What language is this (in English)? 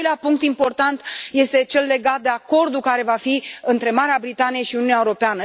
Romanian